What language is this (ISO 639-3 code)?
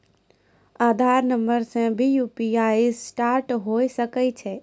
mai